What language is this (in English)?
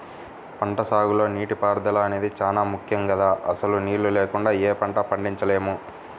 Telugu